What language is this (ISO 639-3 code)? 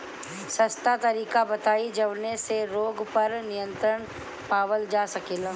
bho